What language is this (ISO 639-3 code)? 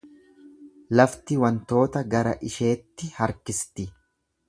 orm